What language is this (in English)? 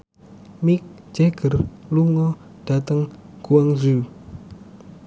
Javanese